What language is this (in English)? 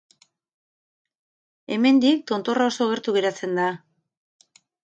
Basque